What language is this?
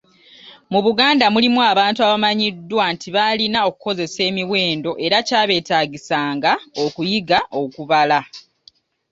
Ganda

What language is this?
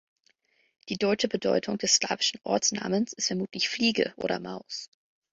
German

